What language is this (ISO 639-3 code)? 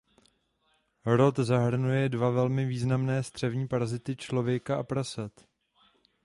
ces